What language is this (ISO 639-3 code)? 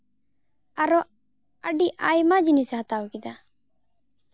sat